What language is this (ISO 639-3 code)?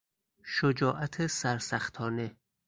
fas